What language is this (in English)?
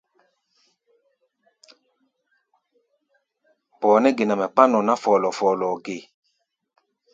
Gbaya